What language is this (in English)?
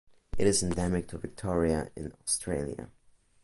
English